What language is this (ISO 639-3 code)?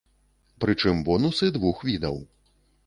bel